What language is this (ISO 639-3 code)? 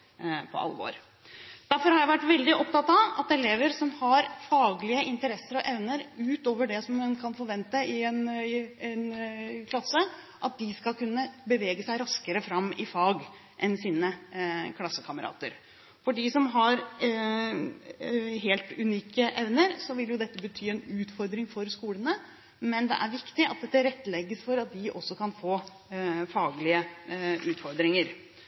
nob